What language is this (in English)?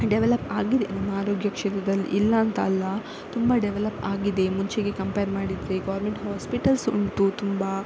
Kannada